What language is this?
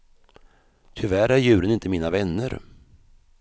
Swedish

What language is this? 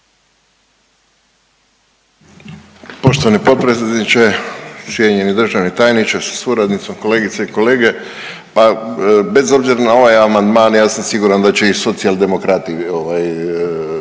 Croatian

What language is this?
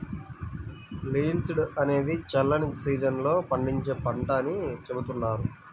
Telugu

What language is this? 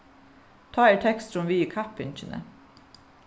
Faroese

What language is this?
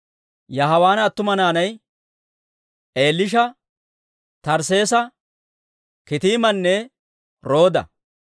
Dawro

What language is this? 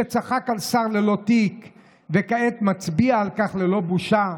Hebrew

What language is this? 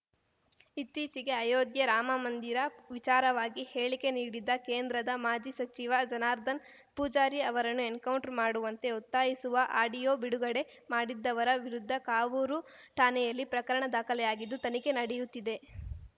Kannada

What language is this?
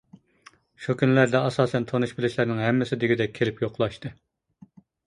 Uyghur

